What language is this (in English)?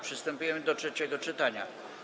Polish